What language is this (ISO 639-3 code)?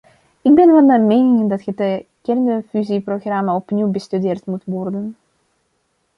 nld